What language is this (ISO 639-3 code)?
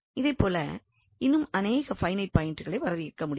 tam